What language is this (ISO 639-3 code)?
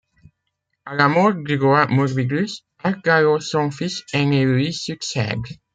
fra